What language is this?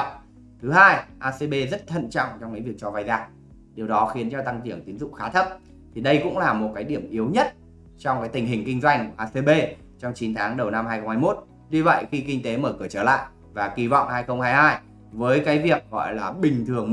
Vietnamese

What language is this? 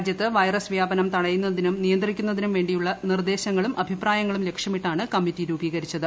Malayalam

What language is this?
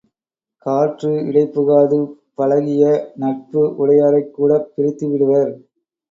Tamil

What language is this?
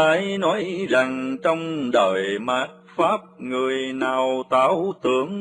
Vietnamese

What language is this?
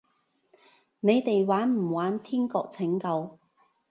Cantonese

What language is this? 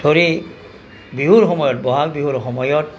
Assamese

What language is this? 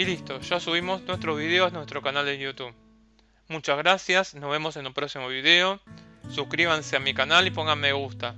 Spanish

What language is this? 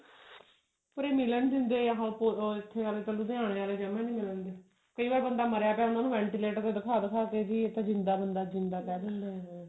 Punjabi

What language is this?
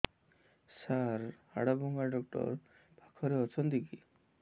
Odia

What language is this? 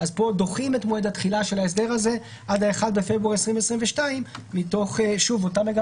Hebrew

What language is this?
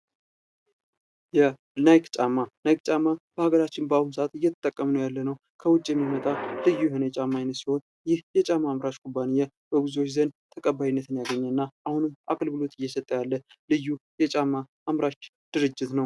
Amharic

